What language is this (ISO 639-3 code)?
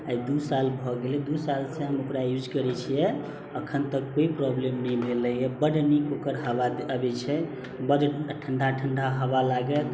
mai